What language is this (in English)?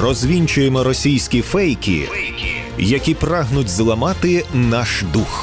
Ukrainian